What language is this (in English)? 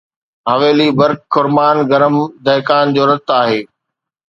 Sindhi